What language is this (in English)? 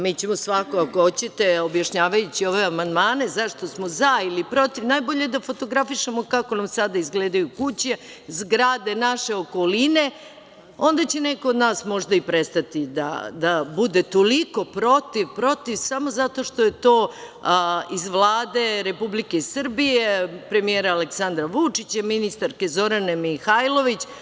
Serbian